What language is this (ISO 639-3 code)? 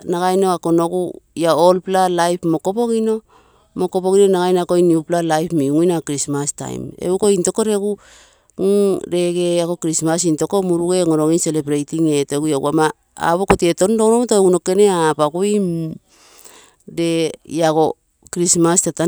buo